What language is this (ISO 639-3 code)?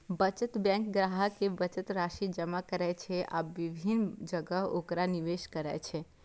mai